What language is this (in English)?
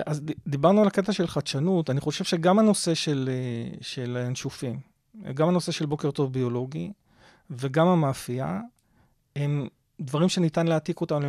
Hebrew